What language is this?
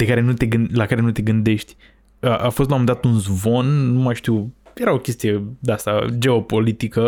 Romanian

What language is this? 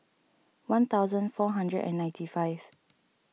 English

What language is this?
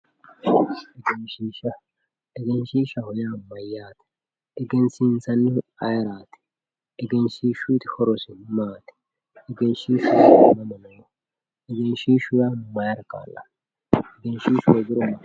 Sidamo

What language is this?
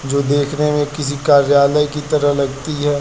Hindi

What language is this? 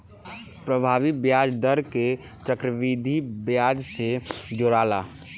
Bhojpuri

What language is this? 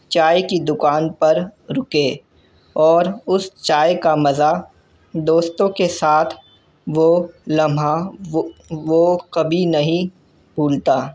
Urdu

